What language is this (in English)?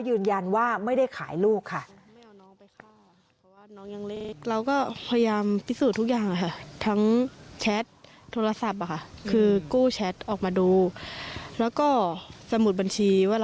Thai